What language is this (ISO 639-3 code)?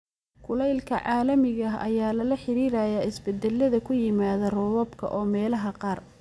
som